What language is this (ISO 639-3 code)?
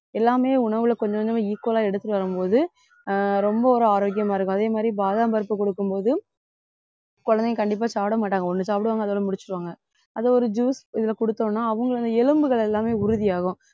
tam